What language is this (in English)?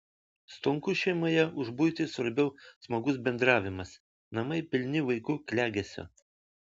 Lithuanian